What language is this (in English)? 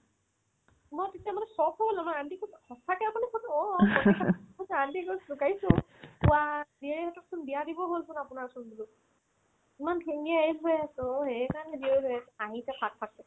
Assamese